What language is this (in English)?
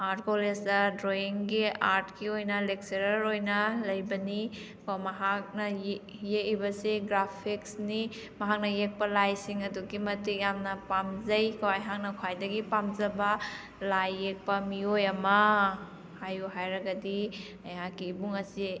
Manipuri